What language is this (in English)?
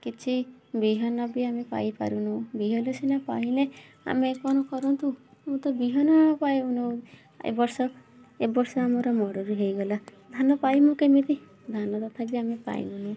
Odia